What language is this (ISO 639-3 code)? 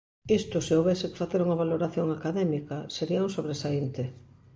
glg